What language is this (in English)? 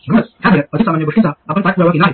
Marathi